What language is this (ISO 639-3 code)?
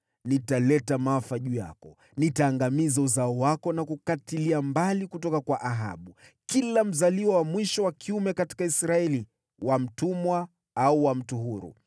swa